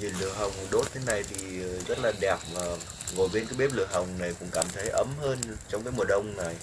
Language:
Vietnamese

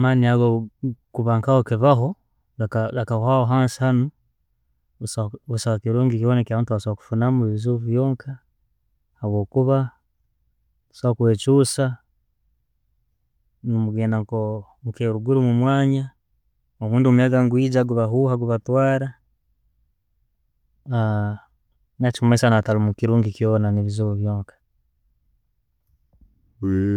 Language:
Tooro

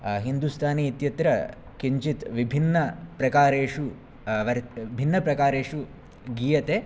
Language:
Sanskrit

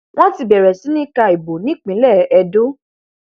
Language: Yoruba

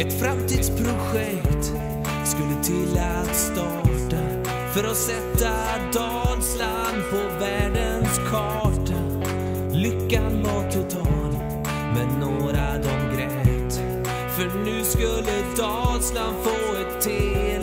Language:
Norwegian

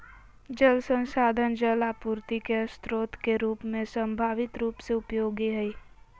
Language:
Magahi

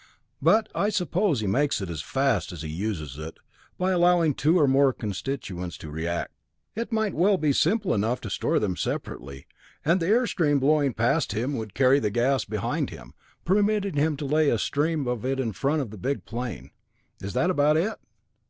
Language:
English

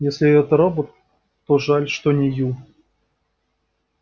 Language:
Russian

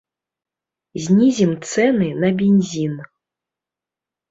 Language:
Belarusian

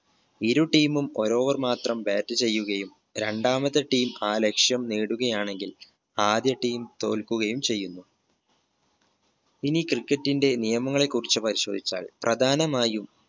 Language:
Malayalam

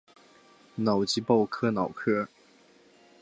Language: Chinese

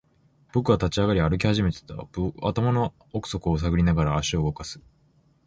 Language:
Japanese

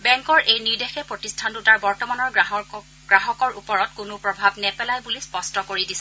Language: Assamese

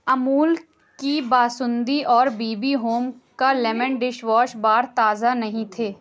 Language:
Urdu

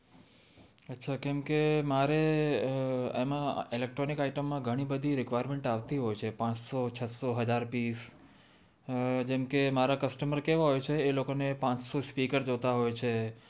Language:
Gujarati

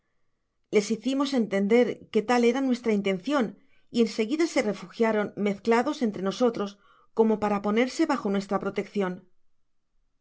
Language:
Spanish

